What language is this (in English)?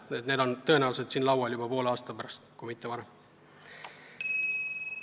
Estonian